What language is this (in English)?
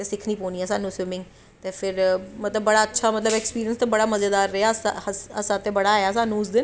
Dogri